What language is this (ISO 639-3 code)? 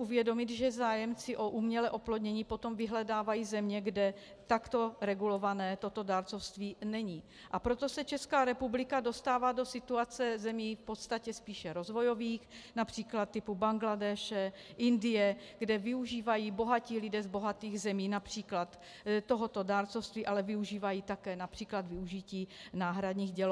ces